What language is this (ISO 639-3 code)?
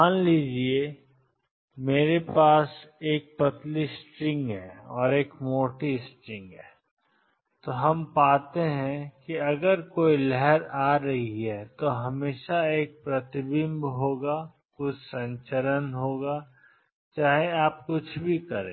hin